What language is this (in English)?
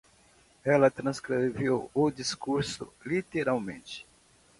Portuguese